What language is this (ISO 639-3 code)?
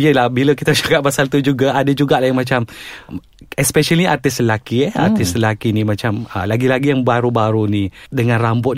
msa